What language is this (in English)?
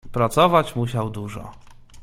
Polish